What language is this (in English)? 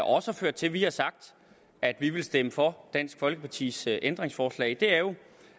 Danish